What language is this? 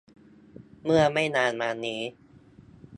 Thai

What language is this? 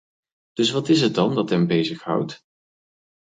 Dutch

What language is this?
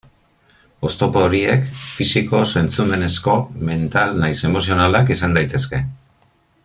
Basque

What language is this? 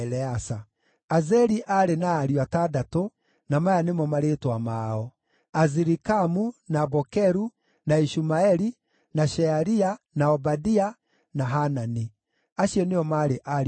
Kikuyu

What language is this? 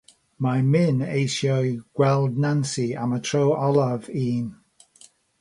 Welsh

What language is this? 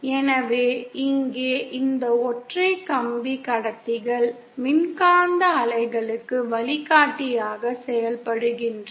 Tamil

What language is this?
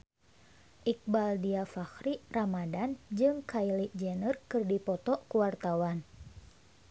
Sundanese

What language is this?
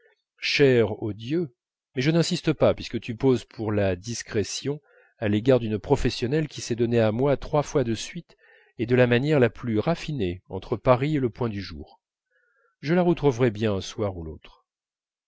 French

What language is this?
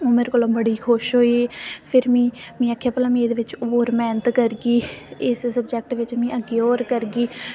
Dogri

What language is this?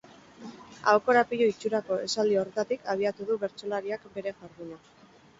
Basque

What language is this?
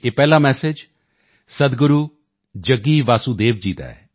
Punjabi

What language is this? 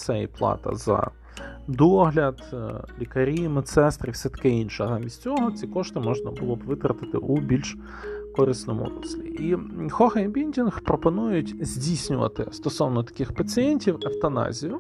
Ukrainian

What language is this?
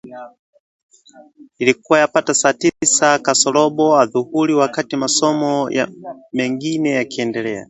Swahili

